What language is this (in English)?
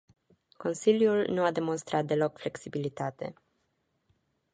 Romanian